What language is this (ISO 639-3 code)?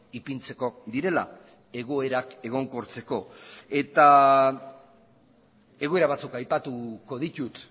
eus